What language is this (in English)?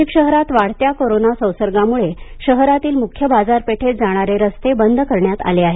Marathi